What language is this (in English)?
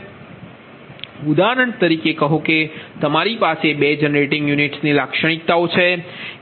Gujarati